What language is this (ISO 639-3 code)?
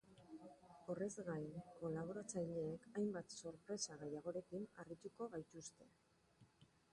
eus